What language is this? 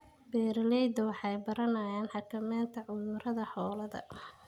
Somali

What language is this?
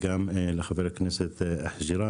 Hebrew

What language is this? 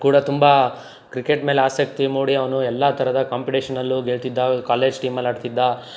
Kannada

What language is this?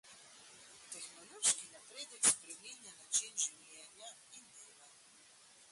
Slovenian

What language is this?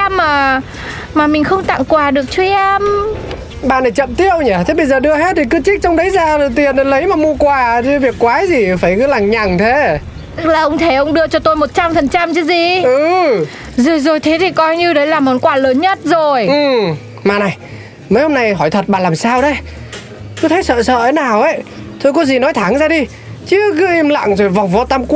Vietnamese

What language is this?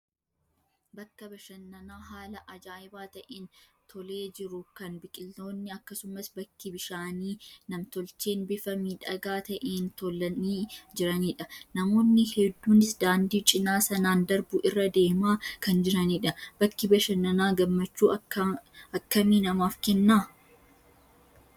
Oromo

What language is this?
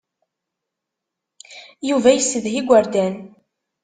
Kabyle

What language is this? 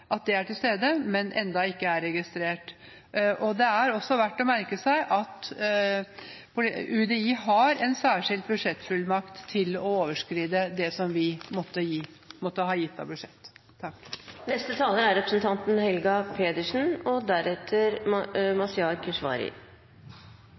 Norwegian Bokmål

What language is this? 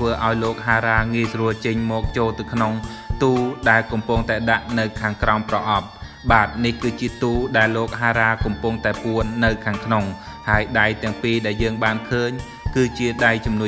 Thai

